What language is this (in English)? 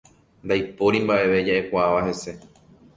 Guarani